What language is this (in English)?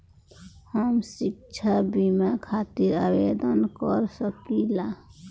Bhojpuri